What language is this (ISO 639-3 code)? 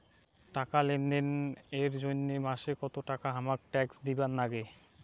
ben